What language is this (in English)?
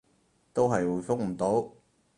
Cantonese